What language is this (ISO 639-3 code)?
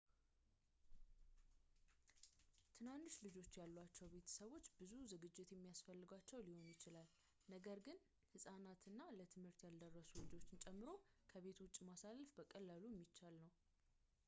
amh